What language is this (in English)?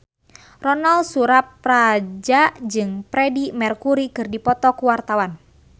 Sundanese